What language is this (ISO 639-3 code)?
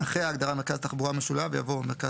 heb